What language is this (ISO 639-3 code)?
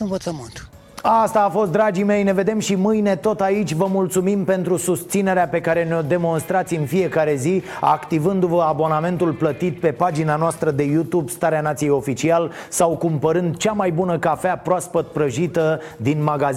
ron